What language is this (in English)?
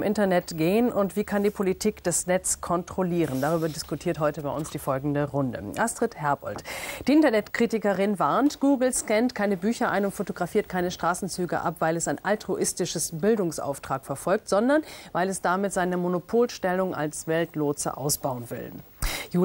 German